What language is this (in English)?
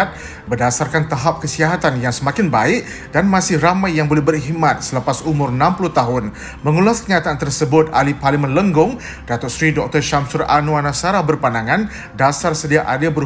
Malay